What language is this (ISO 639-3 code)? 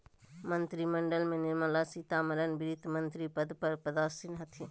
mag